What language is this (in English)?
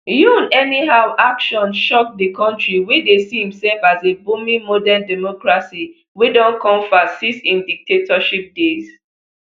Nigerian Pidgin